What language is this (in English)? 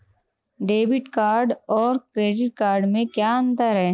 Hindi